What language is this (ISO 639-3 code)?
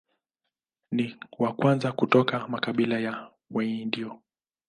swa